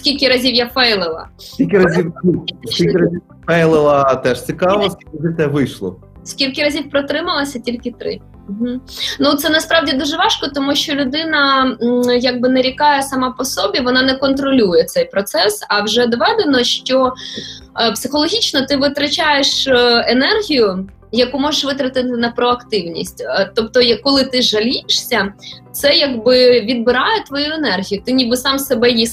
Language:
Ukrainian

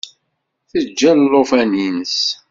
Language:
Kabyle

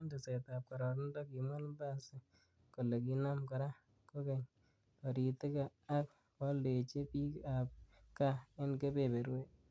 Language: Kalenjin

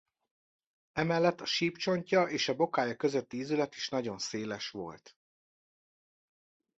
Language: Hungarian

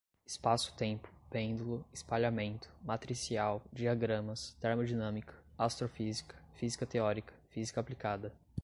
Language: Portuguese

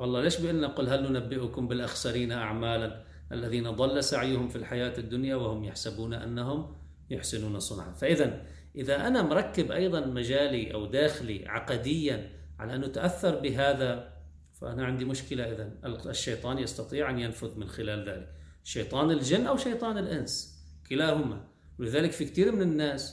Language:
Arabic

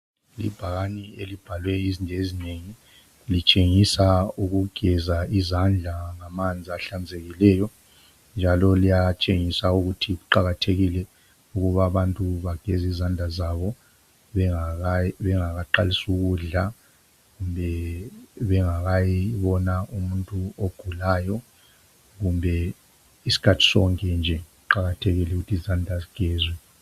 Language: North Ndebele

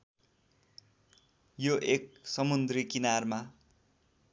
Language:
Nepali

